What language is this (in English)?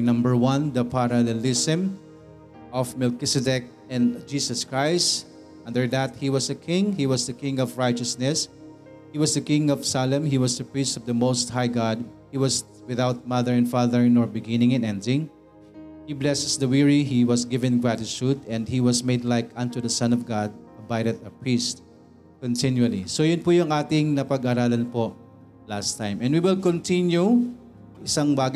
Filipino